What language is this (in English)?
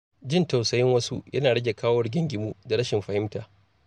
Hausa